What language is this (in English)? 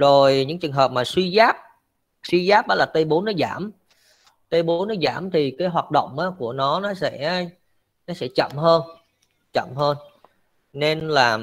Vietnamese